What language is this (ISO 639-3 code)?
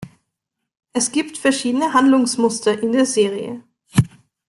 deu